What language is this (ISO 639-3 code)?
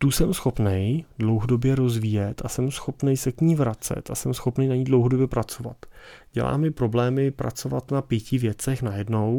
ces